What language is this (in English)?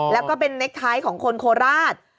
Thai